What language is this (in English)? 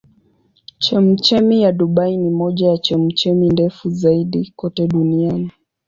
Swahili